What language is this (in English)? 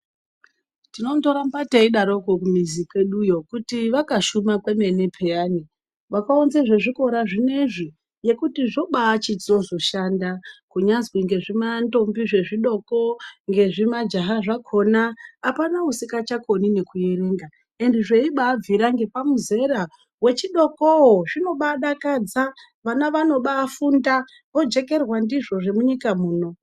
Ndau